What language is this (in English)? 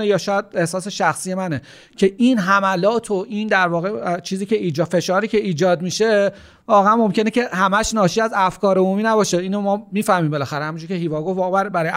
Persian